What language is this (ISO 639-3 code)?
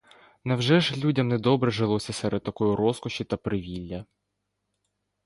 ukr